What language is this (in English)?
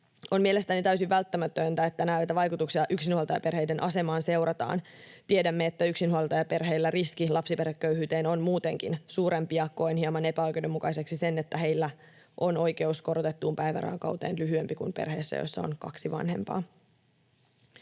Finnish